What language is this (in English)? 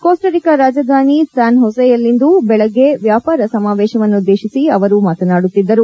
Kannada